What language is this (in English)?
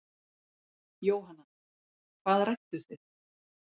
Icelandic